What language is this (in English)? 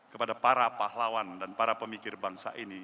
Indonesian